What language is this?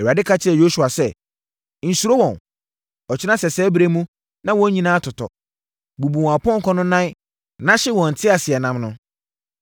Akan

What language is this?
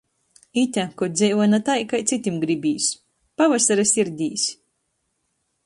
Latgalian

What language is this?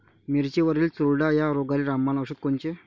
Marathi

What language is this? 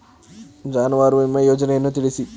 Kannada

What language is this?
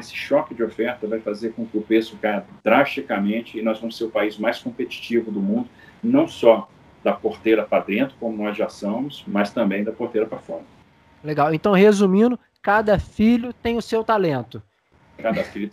Portuguese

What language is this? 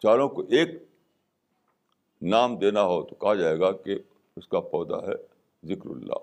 Urdu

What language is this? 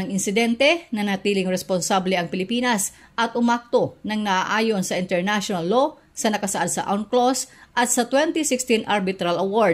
Filipino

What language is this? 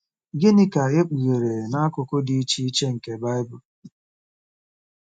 Igbo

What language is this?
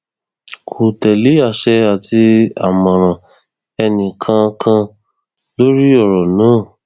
Yoruba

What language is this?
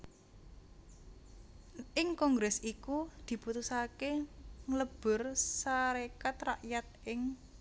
Javanese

